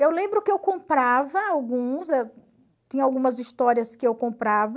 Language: Portuguese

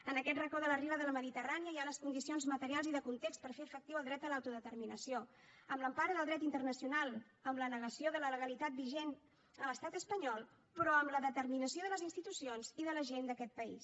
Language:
Catalan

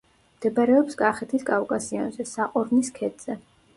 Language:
Georgian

